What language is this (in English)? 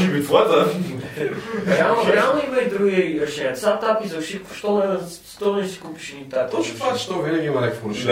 Bulgarian